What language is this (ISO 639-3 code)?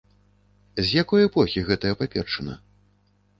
bel